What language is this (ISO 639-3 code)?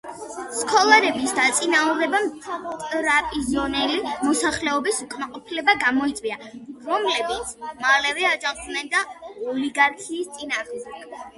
kat